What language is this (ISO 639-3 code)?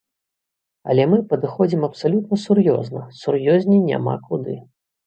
bel